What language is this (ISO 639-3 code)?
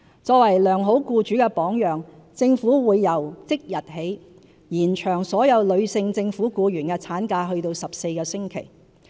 yue